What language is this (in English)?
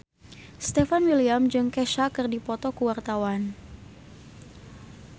Sundanese